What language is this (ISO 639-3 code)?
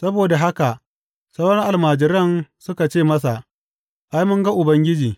hau